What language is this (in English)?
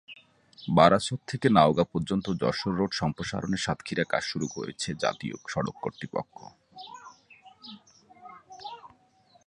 Bangla